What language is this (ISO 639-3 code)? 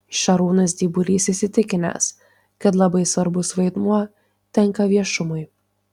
lit